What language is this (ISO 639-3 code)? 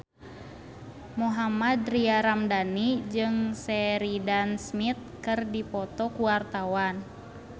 sun